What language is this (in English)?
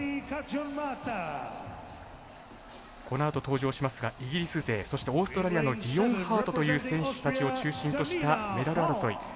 Japanese